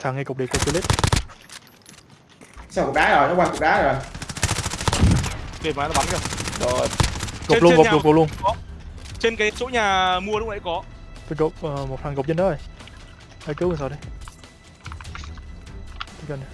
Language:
Vietnamese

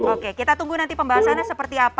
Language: Indonesian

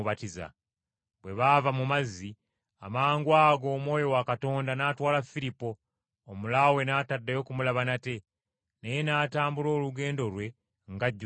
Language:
Ganda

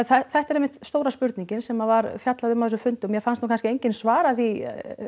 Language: Icelandic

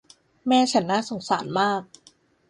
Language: Thai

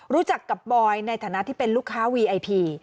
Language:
Thai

